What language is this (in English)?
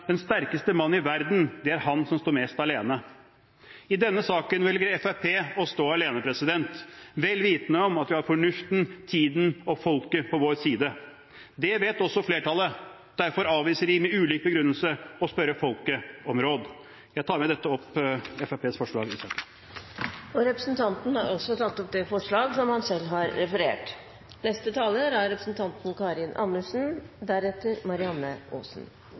Norwegian Bokmål